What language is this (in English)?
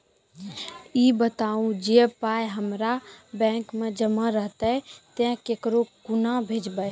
Maithili